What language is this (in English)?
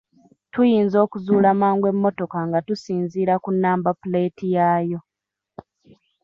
Ganda